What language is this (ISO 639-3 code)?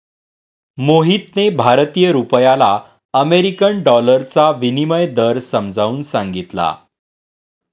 mar